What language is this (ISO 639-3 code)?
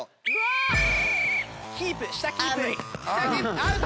jpn